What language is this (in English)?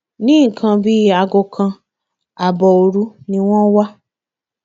Yoruba